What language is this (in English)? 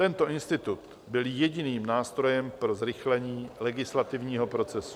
Czech